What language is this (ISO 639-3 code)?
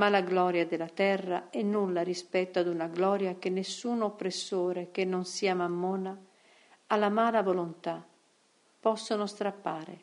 ita